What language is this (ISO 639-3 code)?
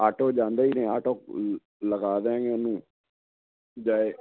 pan